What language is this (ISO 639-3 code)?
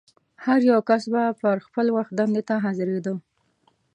pus